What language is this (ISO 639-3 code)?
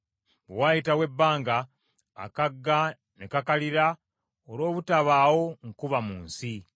lug